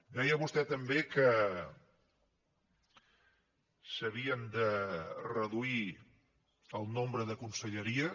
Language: Catalan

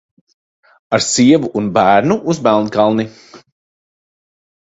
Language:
Latvian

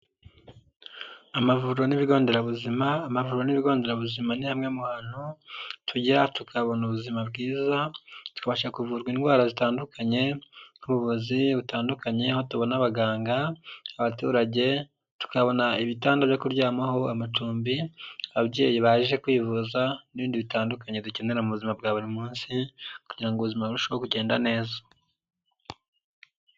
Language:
Kinyarwanda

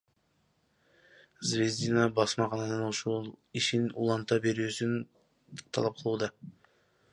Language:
Kyrgyz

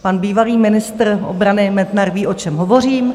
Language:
Czech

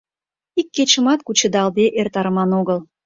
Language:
Mari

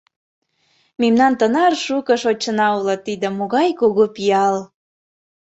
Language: Mari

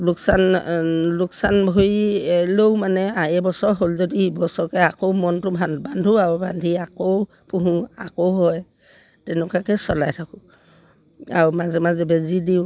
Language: Assamese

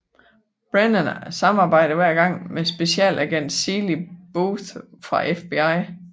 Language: Danish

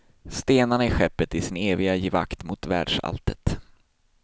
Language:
Swedish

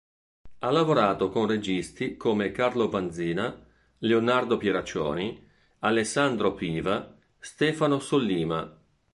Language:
Italian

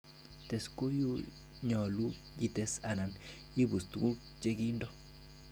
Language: Kalenjin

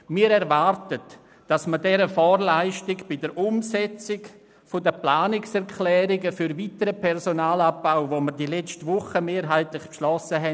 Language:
Swiss German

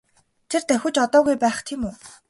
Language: Mongolian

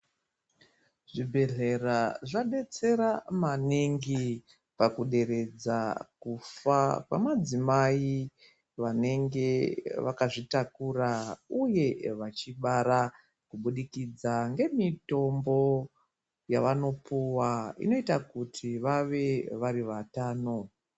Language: Ndau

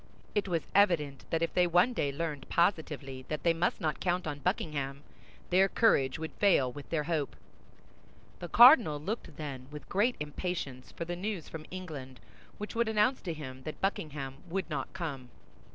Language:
English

